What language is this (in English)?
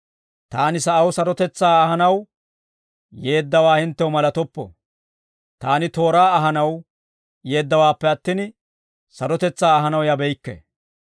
Dawro